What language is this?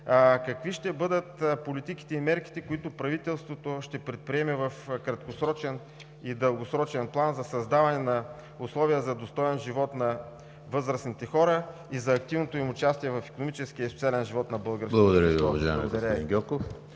Bulgarian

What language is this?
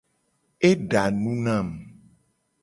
Gen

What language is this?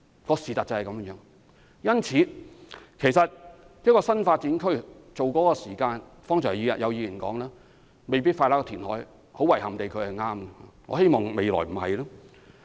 Cantonese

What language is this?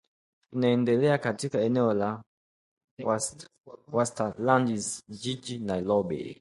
Swahili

